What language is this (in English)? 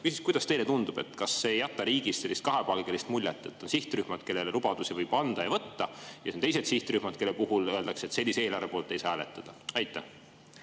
Estonian